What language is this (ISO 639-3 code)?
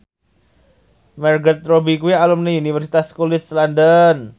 jav